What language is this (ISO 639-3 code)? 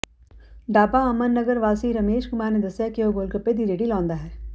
pan